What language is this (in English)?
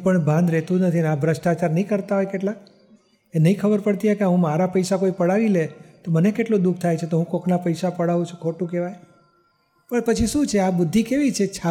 Gujarati